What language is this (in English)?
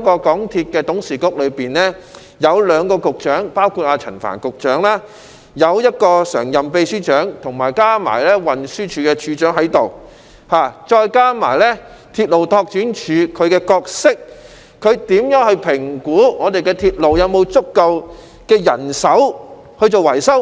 Cantonese